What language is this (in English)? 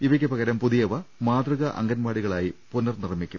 Malayalam